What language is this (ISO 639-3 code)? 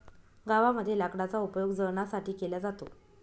mar